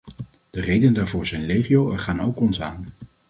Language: Dutch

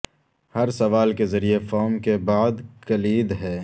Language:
Urdu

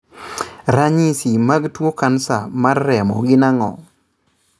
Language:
Luo (Kenya and Tanzania)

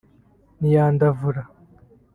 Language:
Kinyarwanda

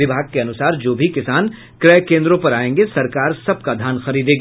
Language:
Hindi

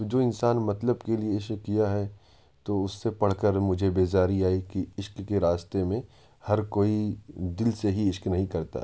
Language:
Urdu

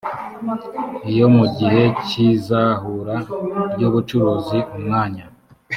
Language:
Kinyarwanda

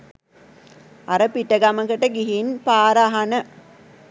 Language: Sinhala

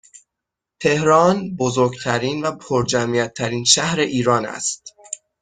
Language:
Persian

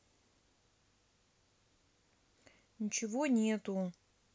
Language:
Russian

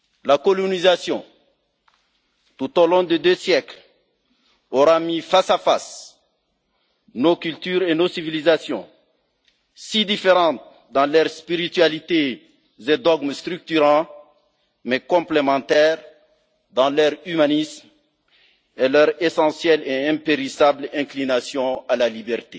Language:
French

